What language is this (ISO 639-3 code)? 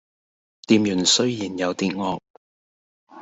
yue